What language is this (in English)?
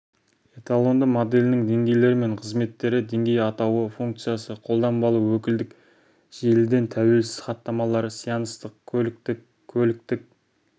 Kazakh